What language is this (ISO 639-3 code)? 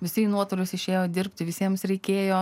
lit